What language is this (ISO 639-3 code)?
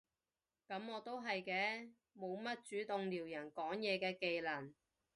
yue